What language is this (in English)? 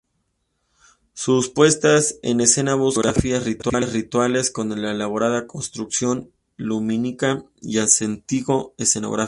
Spanish